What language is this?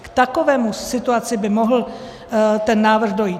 Czech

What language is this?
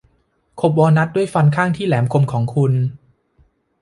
Thai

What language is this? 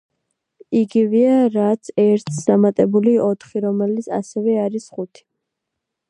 Georgian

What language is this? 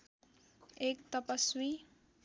Nepali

